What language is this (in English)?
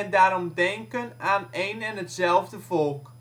Dutch